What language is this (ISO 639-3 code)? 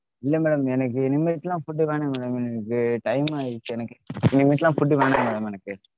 tam